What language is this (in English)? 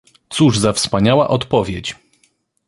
Polish